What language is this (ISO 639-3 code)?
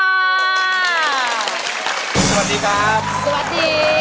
tha